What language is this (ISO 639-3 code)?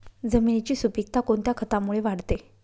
mar